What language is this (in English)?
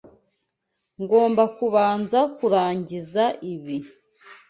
Kinyarwanda